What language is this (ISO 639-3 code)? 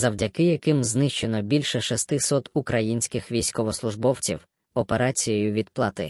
ukr